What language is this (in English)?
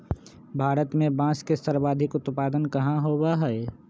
Magahi